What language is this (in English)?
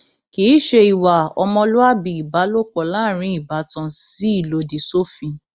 Yoruba